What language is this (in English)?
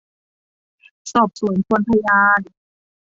Thai